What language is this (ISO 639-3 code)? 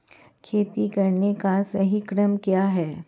hin